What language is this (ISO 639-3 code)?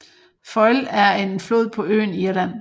dan